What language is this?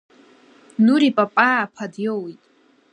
Abkhazian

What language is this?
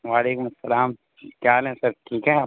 Urdu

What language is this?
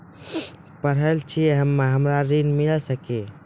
Maithili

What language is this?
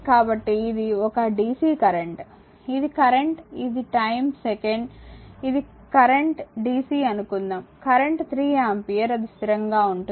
Telugu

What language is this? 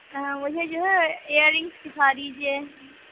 Urdu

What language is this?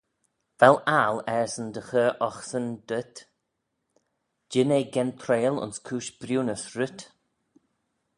Manx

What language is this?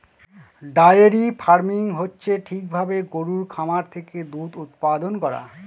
Bangla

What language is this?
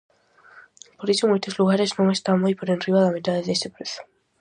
Galician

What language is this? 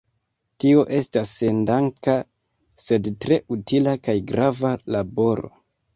Esperanto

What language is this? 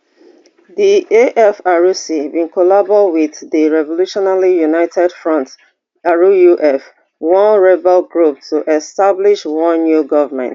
Nigerian Pidgin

